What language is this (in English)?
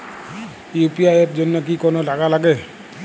Bangla